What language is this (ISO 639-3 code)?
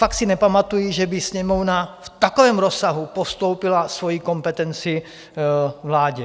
ces